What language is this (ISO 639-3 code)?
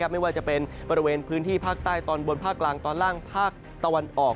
tha